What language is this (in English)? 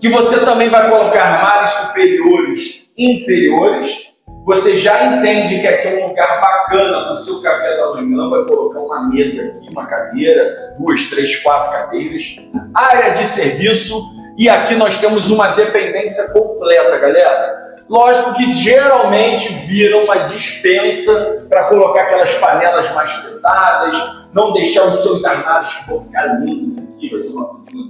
Portuguese